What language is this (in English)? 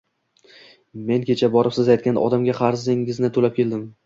Uzbek